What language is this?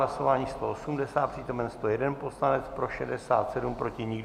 Czech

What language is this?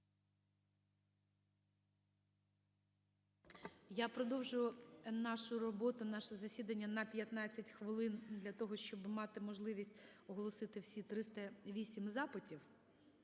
Ukrainian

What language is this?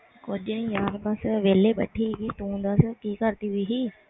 Punjabi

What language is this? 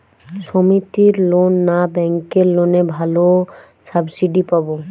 Bangla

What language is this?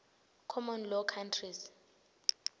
Swati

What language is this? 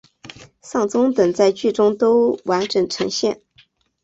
Chinese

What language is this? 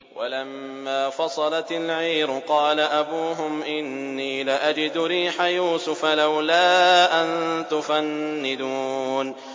Arabic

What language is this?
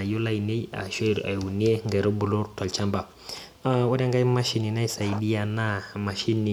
Masai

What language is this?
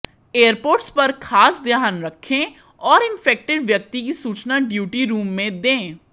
Hindi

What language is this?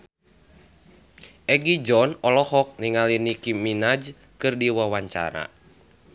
Sundanese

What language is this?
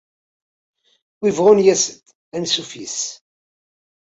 Kabyle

